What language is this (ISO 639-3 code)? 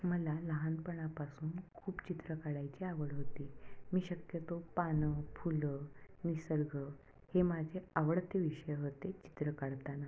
mar